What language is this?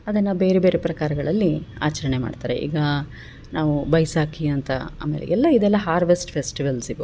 Kannada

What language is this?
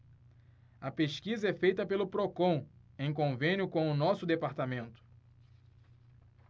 Portuguese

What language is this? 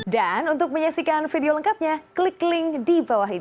Indonesian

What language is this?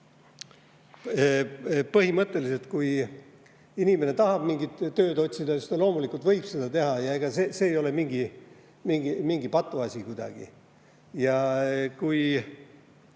Estonian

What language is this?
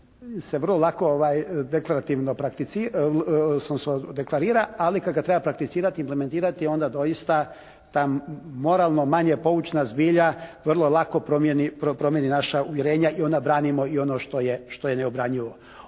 Croatian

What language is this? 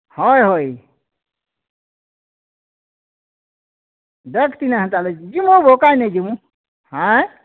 Odia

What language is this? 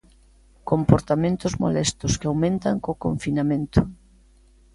Galician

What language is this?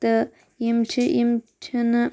Kashmiri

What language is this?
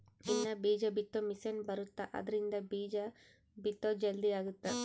Kannada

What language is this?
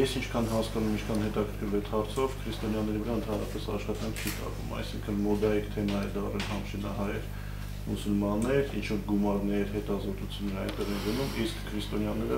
Romanian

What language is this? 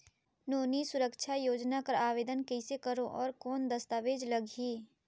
Chhattisgarhi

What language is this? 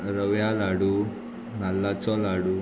Konkani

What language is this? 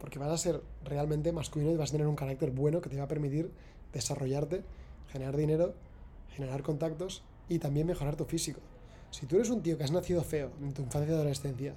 Spanish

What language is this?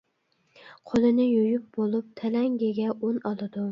Uyghur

